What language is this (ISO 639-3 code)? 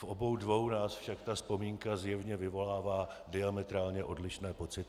ces